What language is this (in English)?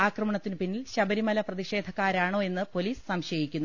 Malayalam